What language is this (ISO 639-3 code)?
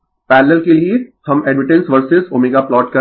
hin